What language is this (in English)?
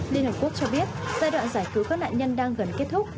Vietnamese